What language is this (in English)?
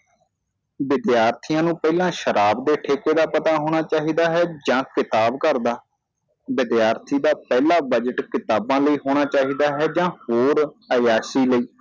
Punjabi